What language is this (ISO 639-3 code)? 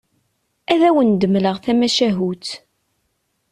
kab